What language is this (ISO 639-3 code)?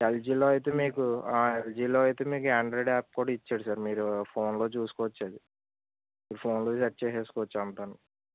tel